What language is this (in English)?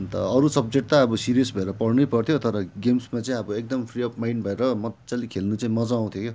Nepali